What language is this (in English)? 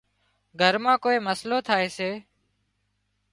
Wadiyara Koli